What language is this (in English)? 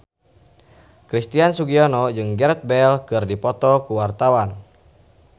Sundanese